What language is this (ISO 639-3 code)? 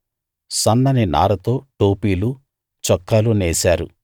tel